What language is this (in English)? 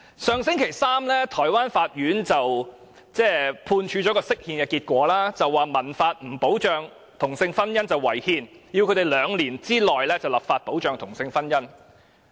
Cantonese